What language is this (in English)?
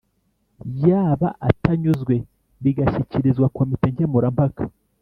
Kinyarwanda